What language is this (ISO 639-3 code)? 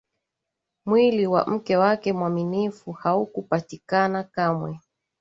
swa